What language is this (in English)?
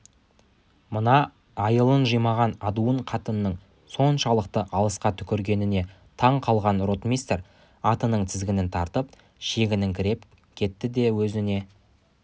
Kazakh